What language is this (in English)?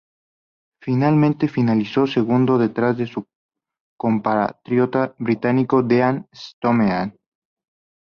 Spanish